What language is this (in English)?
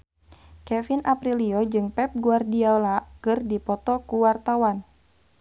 Sundanese